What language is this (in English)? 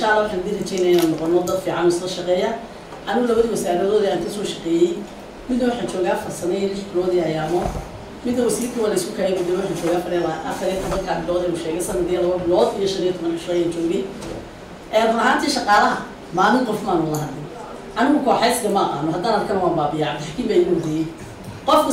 Arabic